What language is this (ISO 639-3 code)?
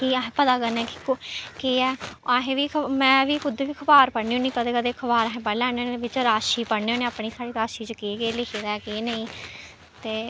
doi